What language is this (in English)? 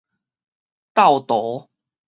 Min Nan Chinese